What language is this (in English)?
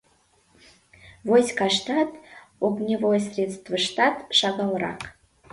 Mari